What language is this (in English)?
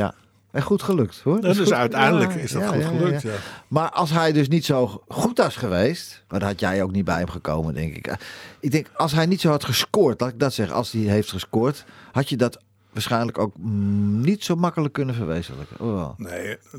Dutch